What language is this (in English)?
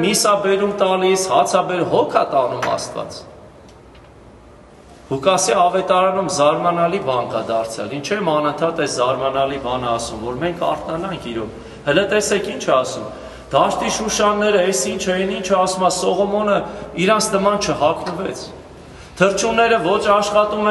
Romanian